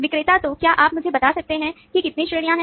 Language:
Hindi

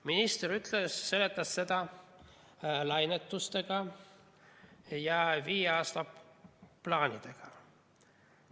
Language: Estonian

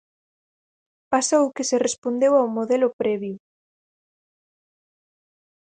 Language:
Galician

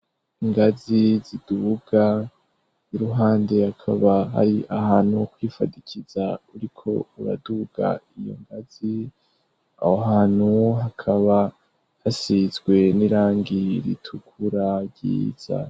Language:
Rundi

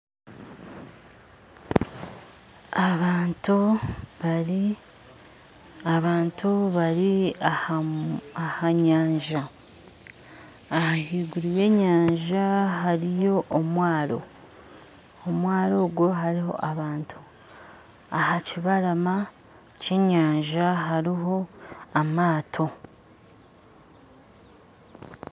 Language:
Nyankole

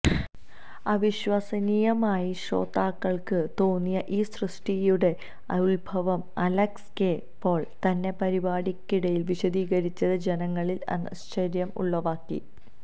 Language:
Malayalam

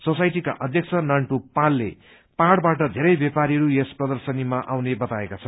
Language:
Nepali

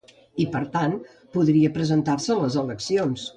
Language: Catalan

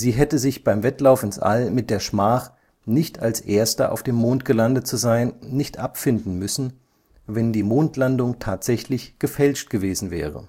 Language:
German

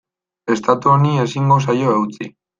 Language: Basque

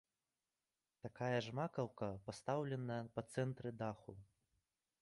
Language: Belarusian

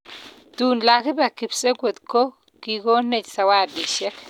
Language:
Kalenjin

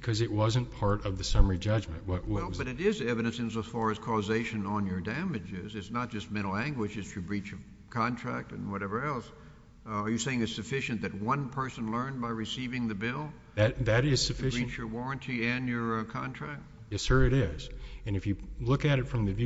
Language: English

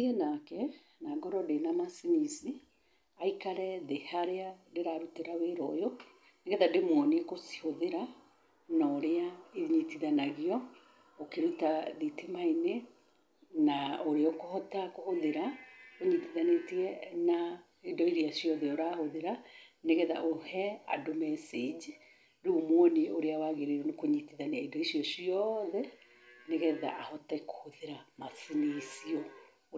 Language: Kikuyu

